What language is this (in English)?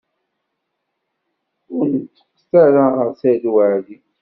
Kabyle